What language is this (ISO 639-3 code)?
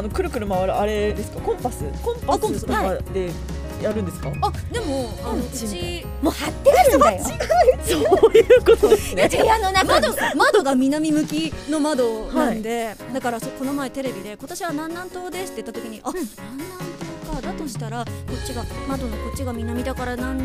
jpn